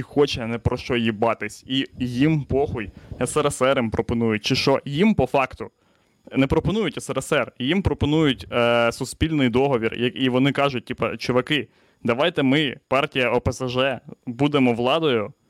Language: Ukrainian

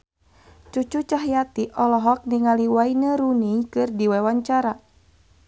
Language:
Sundanese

